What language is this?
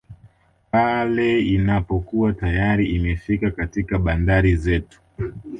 Swahili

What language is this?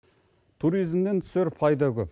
Kazakh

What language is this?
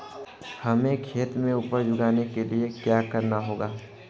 Hindi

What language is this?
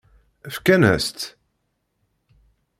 Kabyle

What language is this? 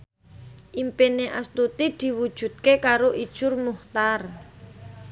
Javanese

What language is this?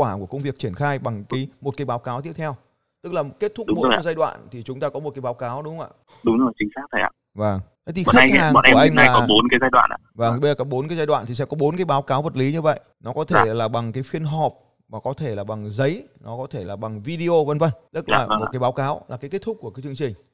Vietnamese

